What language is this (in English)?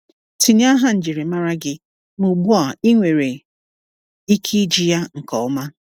Igbo